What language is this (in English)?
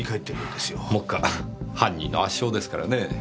Japanese